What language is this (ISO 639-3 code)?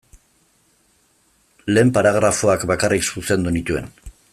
eus